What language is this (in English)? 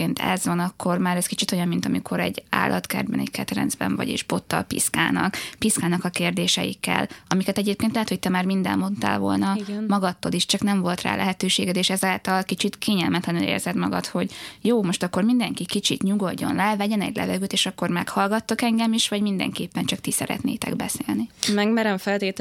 Hungarian